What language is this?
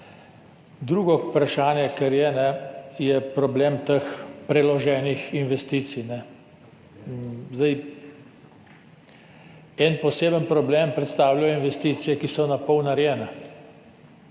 Slovenian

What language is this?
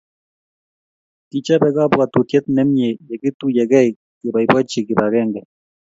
Kalenjin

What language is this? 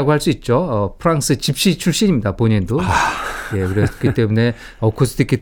Korean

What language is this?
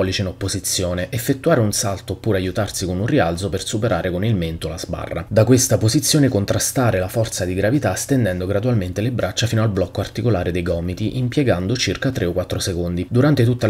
Italian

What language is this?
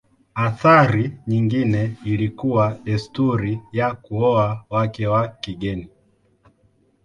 Swahili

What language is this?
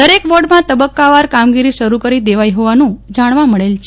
Gujarati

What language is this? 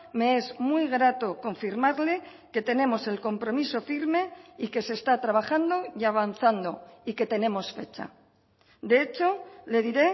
Spanish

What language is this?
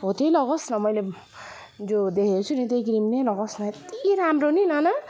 Nepali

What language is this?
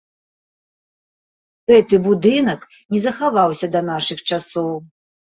Belarusian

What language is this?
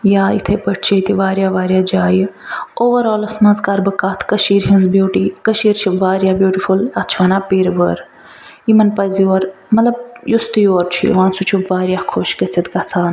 Kashmiri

